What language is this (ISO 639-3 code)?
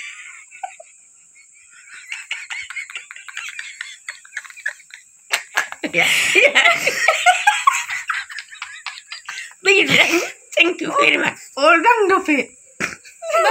ind